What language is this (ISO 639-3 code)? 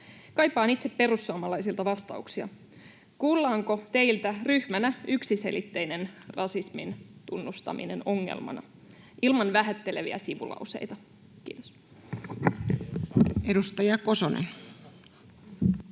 fin